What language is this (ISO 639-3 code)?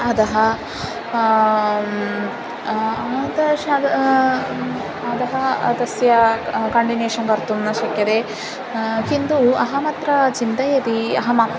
san